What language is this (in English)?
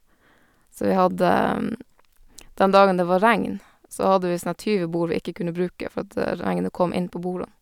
Norwegian